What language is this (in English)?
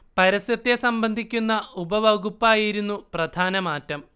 Malayalam